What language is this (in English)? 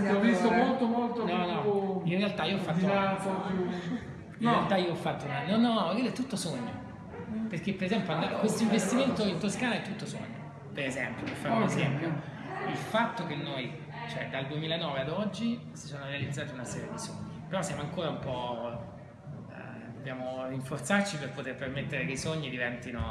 Italian